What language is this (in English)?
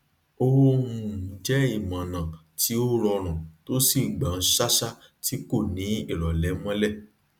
Yoruba